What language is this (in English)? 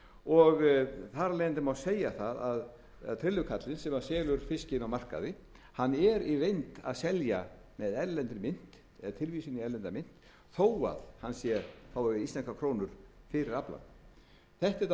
Icelandic